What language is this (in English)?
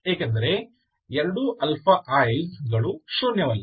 Kannada